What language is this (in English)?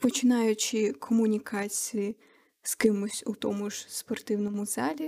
Ukrainian